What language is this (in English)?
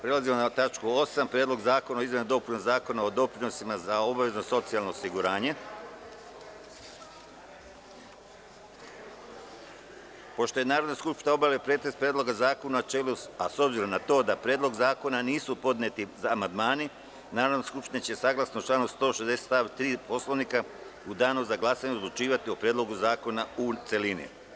Serbian